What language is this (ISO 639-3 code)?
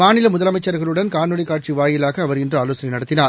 tam